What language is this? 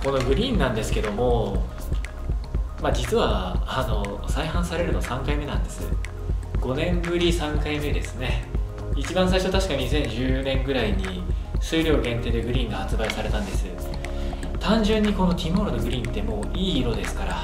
Japanese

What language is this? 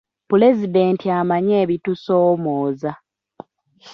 Ganda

